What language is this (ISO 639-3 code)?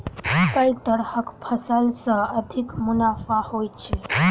mai